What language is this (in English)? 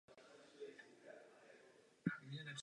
Czech